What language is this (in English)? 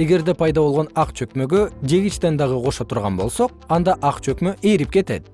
Kyrgyz